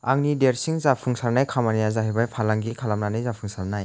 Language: Bodo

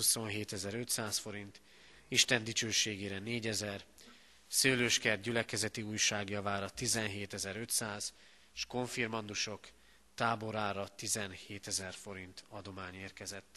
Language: Hungarian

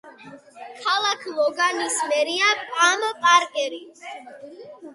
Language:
Georgian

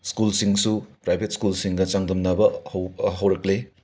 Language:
Manipuri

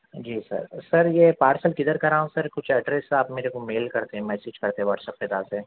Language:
Urdu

